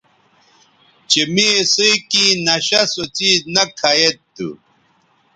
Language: Bateri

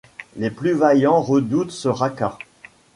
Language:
French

